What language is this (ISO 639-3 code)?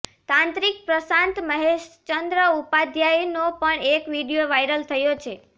guj